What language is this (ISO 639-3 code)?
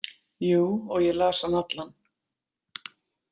isl